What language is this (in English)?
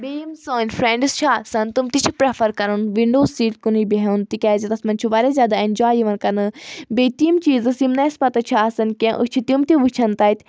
Kashmiri